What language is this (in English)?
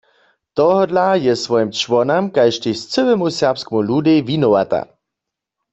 Upper Sorbian